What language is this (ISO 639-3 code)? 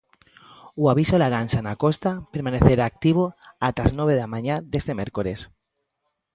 glg